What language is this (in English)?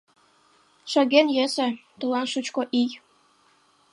Mari